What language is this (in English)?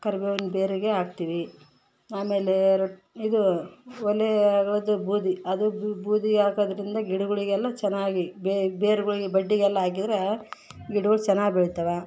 Kannada